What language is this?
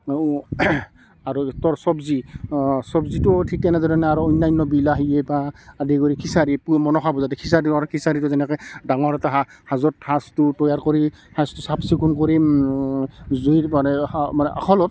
Assamese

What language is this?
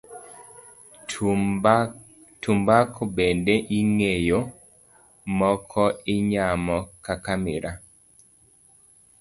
Luo (Kenya and Tanzania)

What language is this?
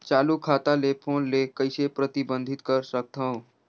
Chhattisgarhi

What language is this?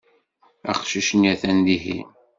Kabyle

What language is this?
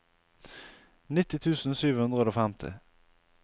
Norwegian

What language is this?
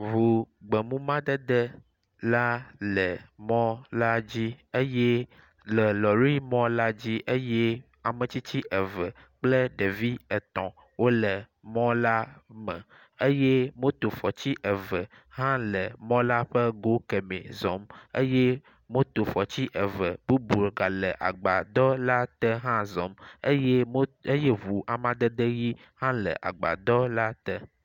Ewe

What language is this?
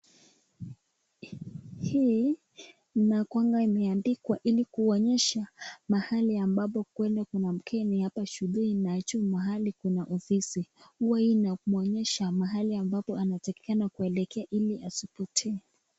Swahili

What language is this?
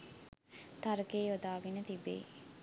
Sinhala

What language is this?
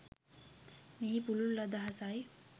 Sinhala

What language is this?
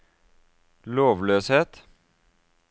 Norwegian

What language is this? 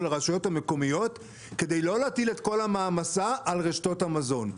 Hebrew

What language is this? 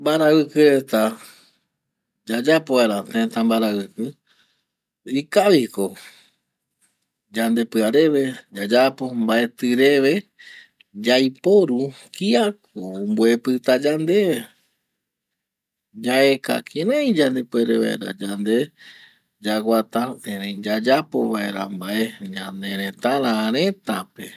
Eastern Bolivian Guaraní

